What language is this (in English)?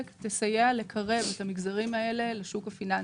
Hebrew